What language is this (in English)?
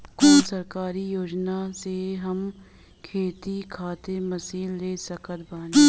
Bhojpuri